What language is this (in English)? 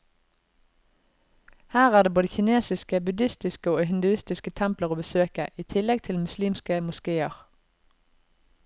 Norwegian